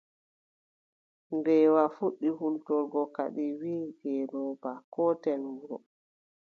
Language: Adamawa Fulfulde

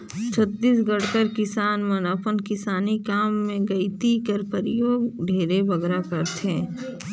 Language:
Chhattisgarhi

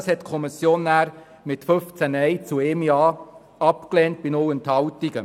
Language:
Swiss German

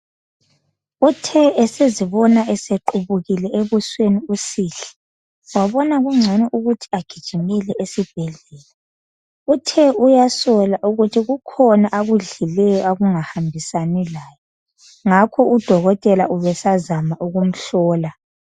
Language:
North Ndebele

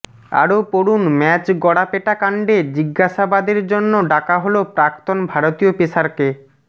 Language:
Bangla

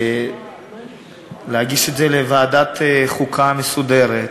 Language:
Hebrew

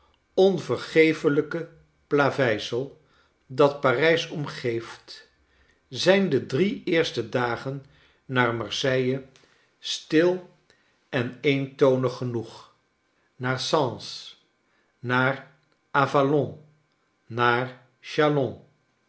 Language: Dutch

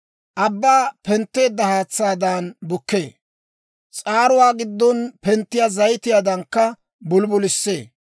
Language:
Dawro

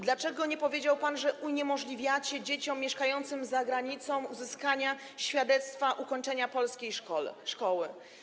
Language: Polish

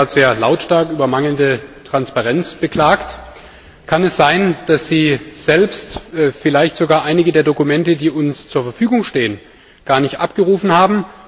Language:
German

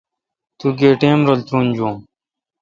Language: Kalkoti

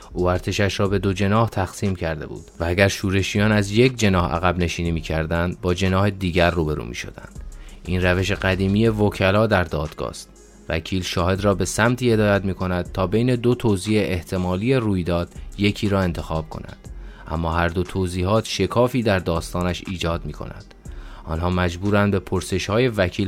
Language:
Persian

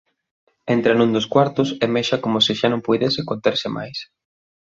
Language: Galician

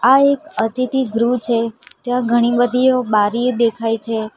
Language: Gujarati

